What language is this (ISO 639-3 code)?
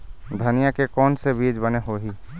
hne